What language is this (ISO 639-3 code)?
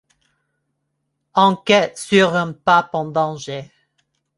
fra